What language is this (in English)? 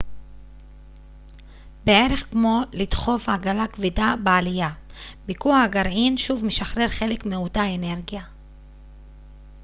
Hebrew